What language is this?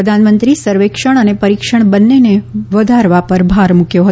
Gujarati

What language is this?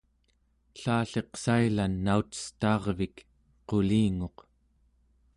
Central Yupik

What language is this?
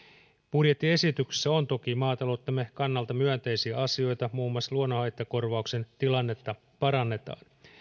Finnish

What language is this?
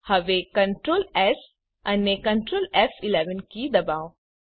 Gujarati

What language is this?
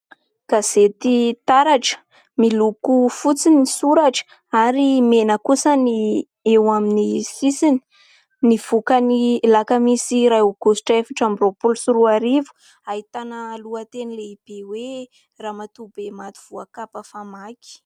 Malagasy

